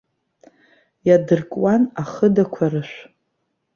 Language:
Abkhazian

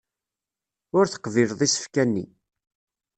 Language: Kabyle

